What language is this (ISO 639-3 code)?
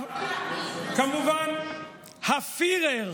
heb